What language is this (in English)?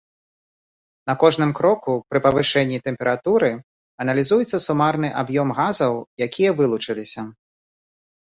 Belarusian